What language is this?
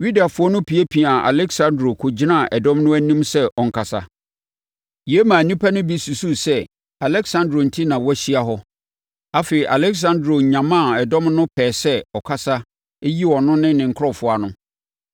Akan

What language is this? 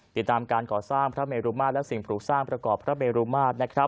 Thai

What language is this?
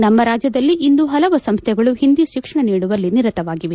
Kannada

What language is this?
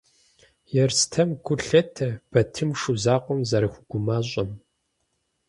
Kabardian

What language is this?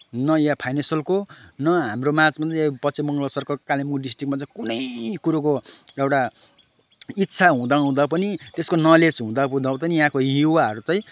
Nepali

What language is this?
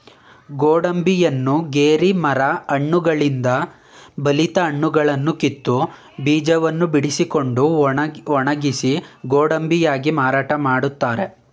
Kannada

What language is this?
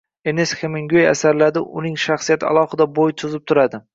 Uzbek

